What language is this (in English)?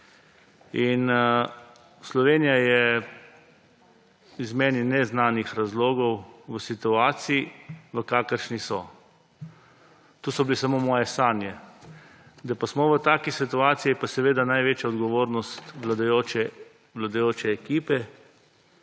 Slovenian